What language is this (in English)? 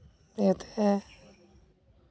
Santali